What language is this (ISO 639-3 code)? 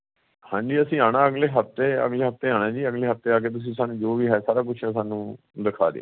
pan